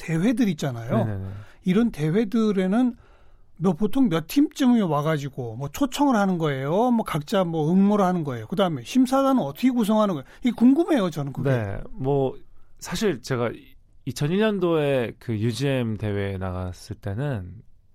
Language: Korean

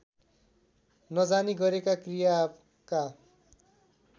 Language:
Nepali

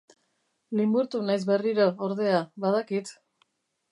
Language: Basque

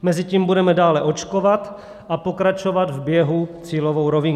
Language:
Czech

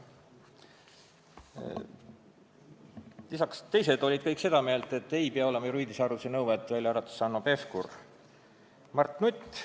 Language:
Estonian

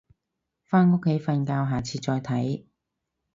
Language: Cantonese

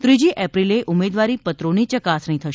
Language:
Gujarati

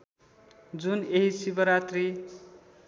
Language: Nepali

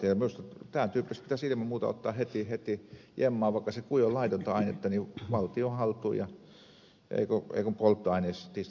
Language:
Finnish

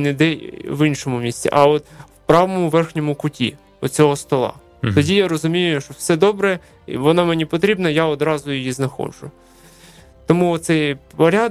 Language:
Ukrainian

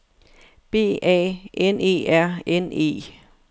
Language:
Danish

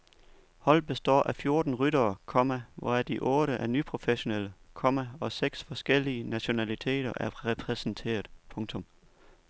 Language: Danish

